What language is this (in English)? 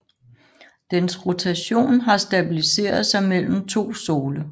Danish